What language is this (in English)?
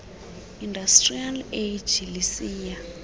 Xhosa